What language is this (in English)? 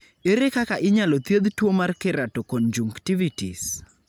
Luo (Kenya and Tanzania)